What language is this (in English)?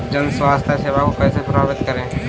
Hindi